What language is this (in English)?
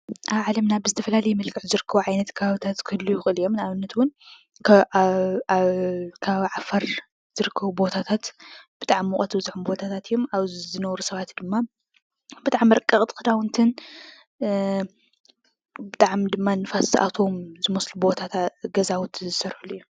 Tigrinya